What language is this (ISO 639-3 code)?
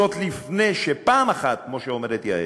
heb